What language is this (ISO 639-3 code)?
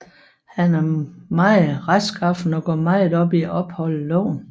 dan